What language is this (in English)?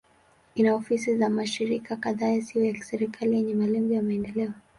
Swahili